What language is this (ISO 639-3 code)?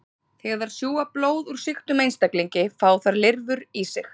isl